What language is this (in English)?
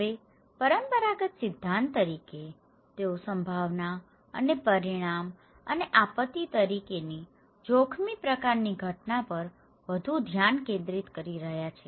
Gujarati